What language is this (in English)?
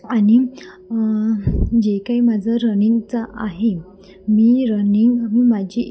Marathi